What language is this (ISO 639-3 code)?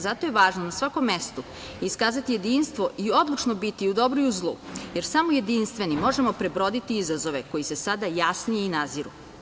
srp